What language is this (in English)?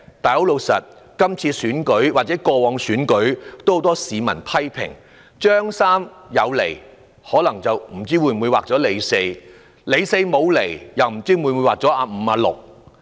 Cantonese